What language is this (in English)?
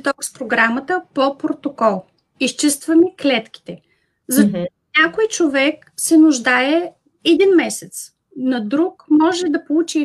Bulgarian